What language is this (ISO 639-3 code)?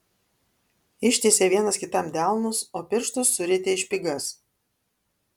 lit